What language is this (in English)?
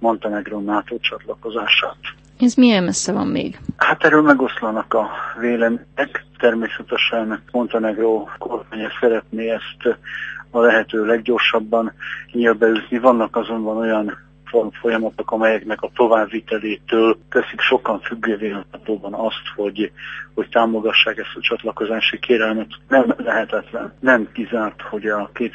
Hungarian